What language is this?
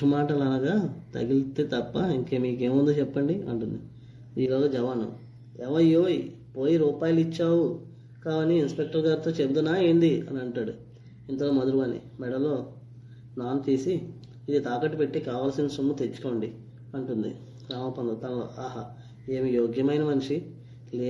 Telugu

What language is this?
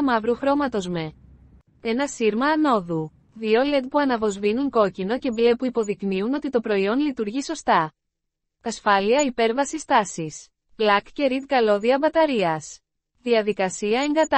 Greek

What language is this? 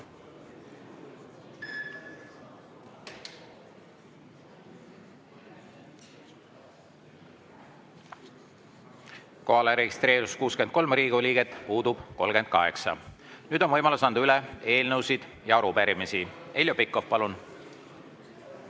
Estonian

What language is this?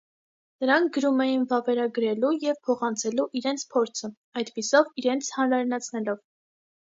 Armenian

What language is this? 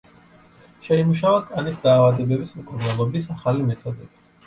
Georgian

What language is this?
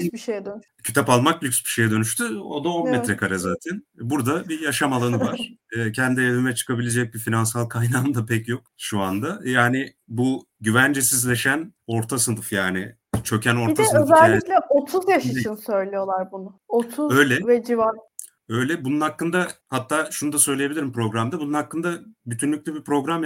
Turkish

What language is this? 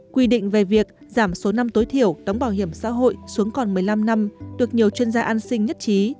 Vietnamese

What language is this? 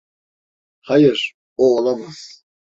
Turkish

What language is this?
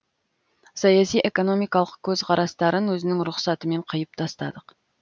Kazakh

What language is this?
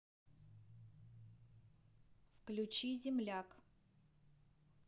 Russian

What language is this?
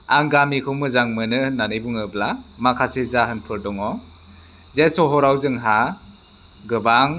Bodo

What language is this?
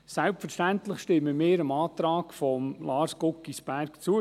Swiss German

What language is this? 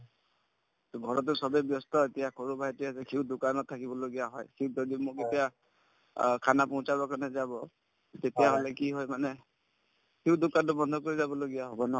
Assamese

